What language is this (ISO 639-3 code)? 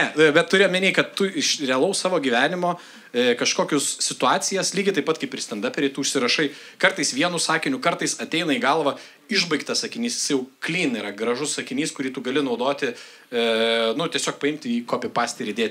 lit